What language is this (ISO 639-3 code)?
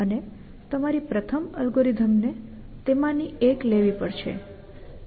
guj